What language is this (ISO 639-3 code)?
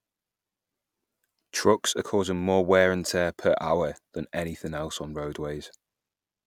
eng